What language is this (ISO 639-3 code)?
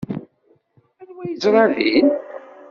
kab